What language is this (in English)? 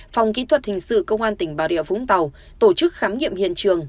Vietnamese